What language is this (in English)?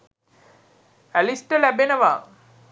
Sinhala